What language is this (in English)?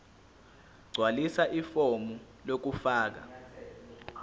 Zulu